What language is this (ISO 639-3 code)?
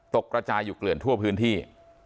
tha